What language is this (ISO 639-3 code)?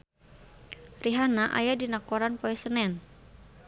sun